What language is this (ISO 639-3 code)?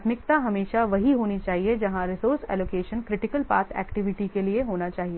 hin